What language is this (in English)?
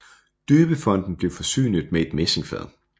Danish